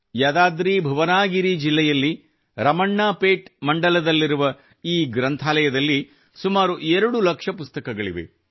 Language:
Kannada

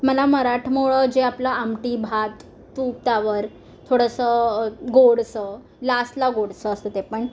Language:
Marathi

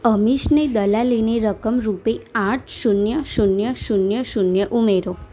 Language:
Gujarati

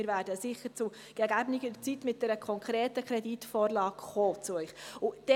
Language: Swiss German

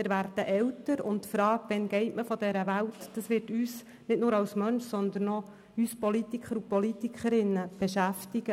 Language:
Swiss German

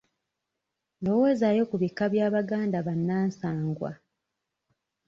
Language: Ganda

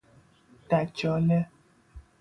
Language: Persian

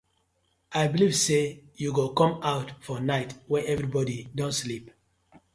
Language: Nigerian Pidgin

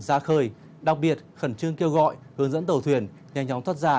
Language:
Vietnamese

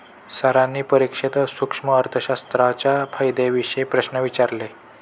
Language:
Marathi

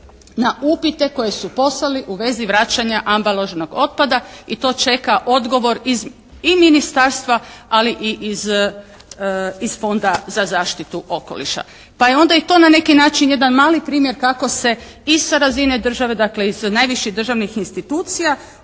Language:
Croatian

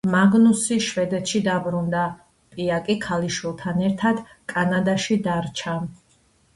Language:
Georgian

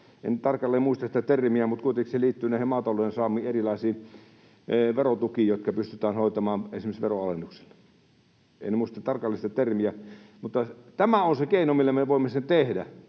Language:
Finnish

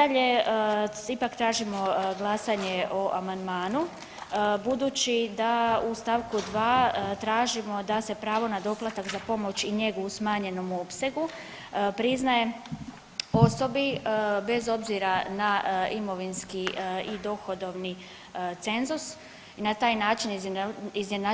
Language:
Croatian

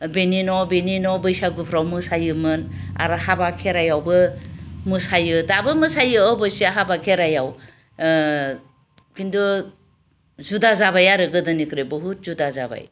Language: Bodo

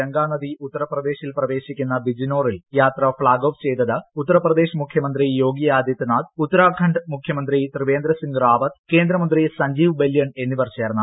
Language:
Malayalam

